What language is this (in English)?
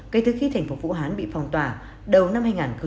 Vietnamese